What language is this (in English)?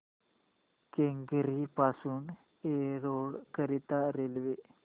Marathi